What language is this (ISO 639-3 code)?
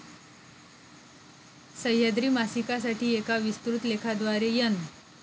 mar